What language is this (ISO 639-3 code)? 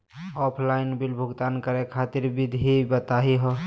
mag